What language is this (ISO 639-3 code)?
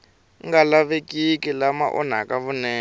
tso